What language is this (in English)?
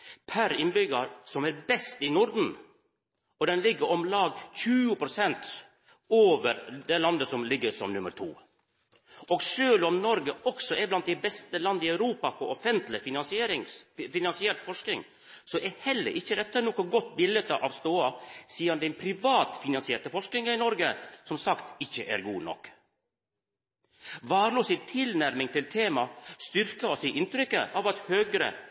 Norwegian Nynorsk